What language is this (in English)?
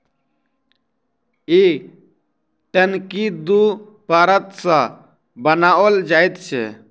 Maithili